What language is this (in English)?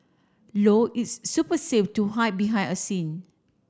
English